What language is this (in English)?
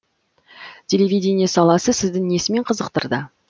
Kazakh